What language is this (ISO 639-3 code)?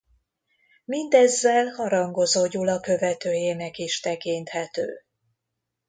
hun